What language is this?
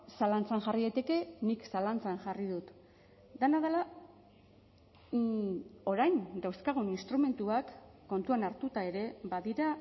Basque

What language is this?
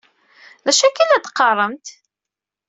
Kabyle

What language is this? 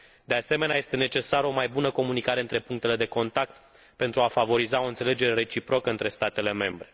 Romanian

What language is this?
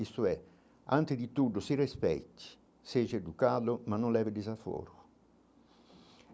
Portuguese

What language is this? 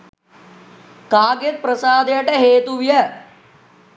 Sinhala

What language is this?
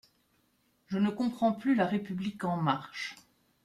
French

